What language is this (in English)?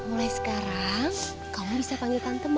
Indonesian